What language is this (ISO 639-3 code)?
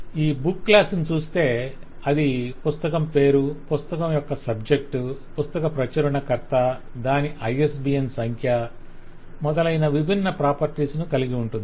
tel